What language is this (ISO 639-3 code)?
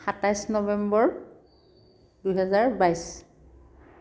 asm